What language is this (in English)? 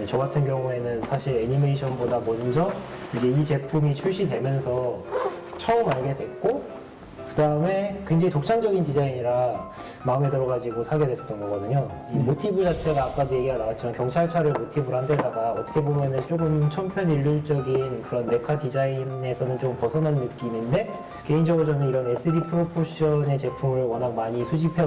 Korean